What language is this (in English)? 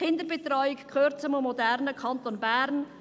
Swiss German